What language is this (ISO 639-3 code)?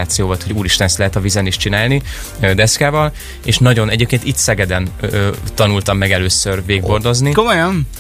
hun